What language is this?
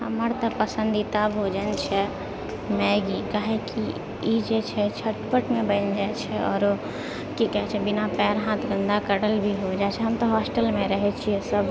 Maithili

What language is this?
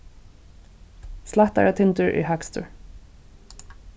Faroese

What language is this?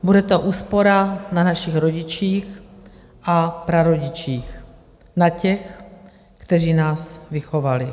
Czech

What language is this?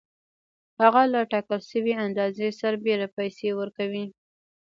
Pashto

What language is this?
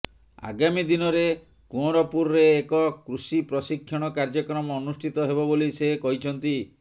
Odia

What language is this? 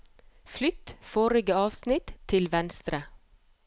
Norwegian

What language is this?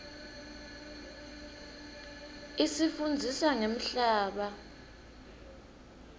Swati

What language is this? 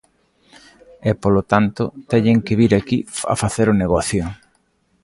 Galician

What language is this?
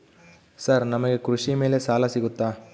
Kannada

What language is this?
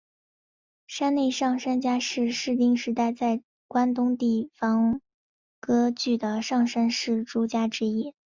Chinese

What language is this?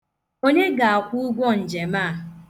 Igbo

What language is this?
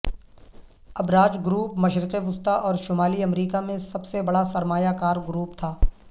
Urdu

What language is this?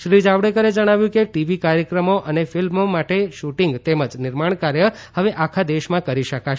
Gujarati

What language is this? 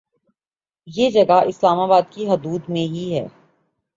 Urdu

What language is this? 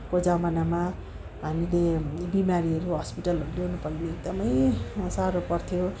Nepali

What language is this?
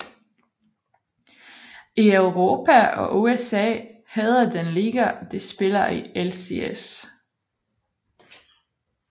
Danish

